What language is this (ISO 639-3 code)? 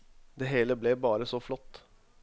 nor